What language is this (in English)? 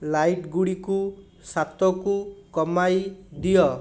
Odia